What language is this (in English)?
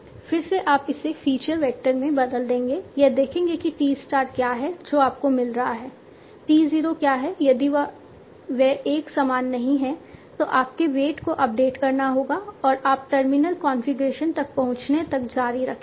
Hindi